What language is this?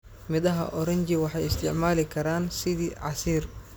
Somali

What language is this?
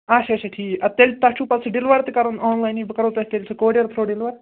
Kashmiri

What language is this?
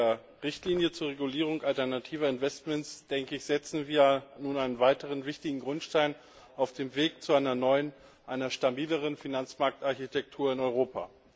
German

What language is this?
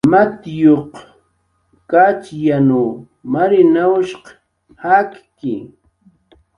Jaqaru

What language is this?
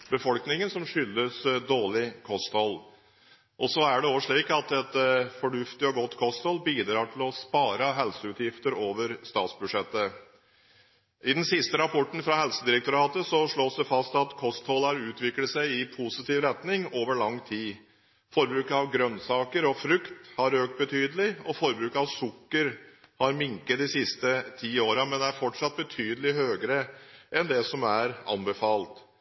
Norwegian Bokmål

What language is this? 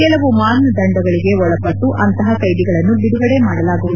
Kannada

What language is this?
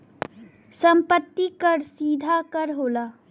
Bhojpuri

